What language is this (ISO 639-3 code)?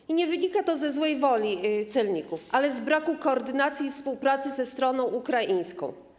pol